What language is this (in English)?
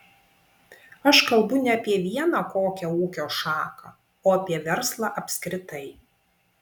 Lithuanian